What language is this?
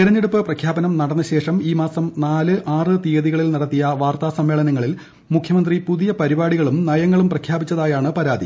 Malayalam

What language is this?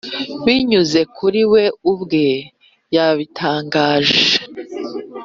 Kinyarwanda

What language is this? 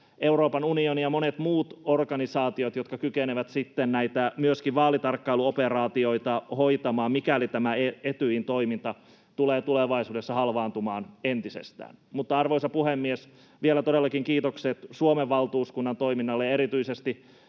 Finnish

